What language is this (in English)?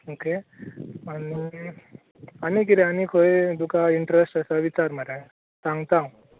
Konkani